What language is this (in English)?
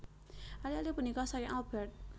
Javanese